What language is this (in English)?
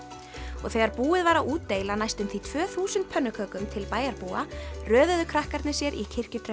Icelandic